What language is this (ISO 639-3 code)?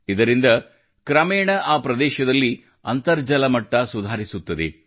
kan